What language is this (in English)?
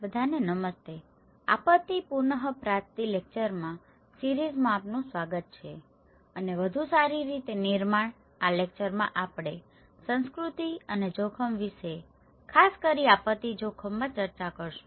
Gujarati